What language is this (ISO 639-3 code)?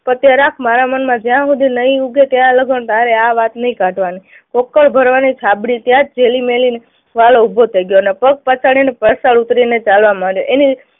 guj